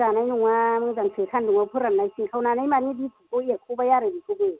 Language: Bodo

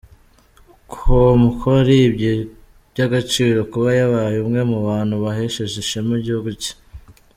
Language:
Kinyarwanda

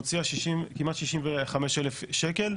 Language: Hebrew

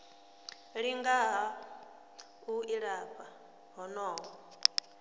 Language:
Venda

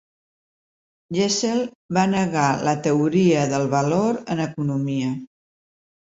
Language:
Catalan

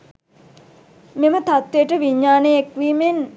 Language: Sinhala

